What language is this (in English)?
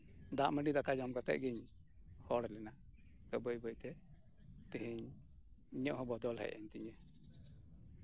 Santali